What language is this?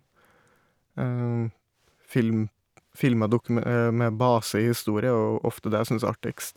Norwegian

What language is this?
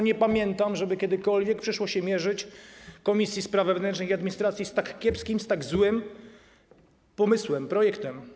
Polish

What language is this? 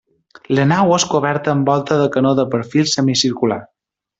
Catalan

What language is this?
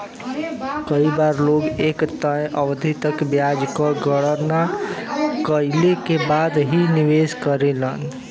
Bhojpuri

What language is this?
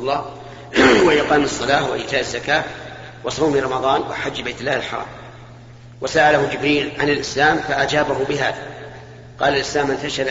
Arabic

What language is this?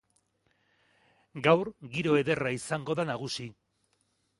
Basque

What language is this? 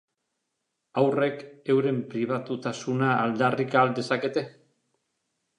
Basque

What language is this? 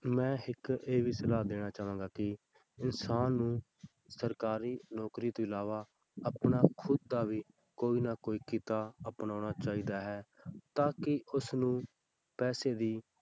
Punjabi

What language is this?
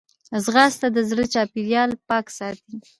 Pashto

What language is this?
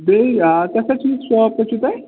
Kashmiri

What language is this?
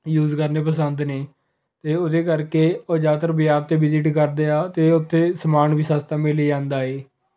Punjabi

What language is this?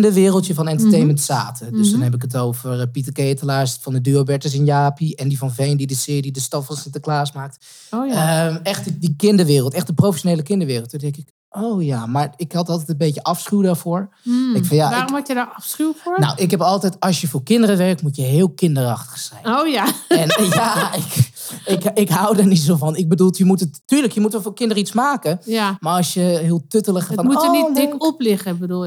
Dutch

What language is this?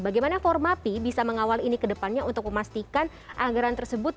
Indonesian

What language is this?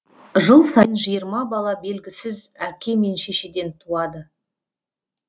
Kazakh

